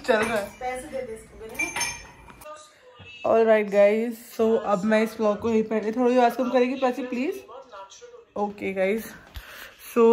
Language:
Hindi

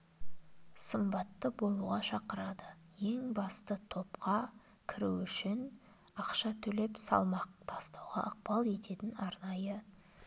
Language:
Kazakh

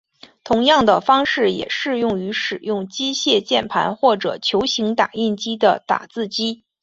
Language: Chinese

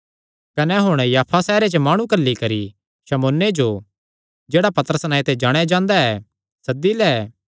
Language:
Kangri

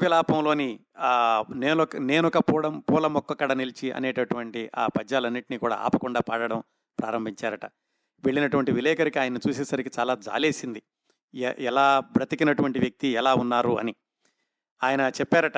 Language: Telugu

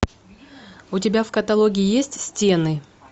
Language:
Russian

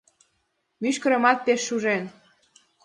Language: Mari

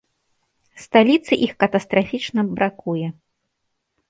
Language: Belarusian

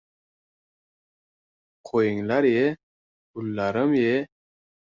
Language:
Uzbek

